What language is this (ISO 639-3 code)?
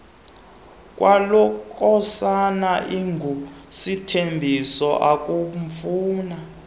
xho